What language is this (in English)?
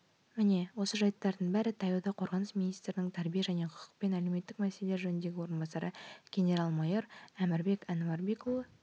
Kazakh